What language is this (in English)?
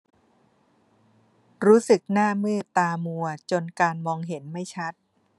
Thai